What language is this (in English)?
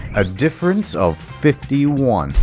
English